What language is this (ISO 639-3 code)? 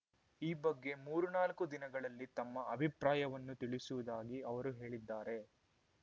kan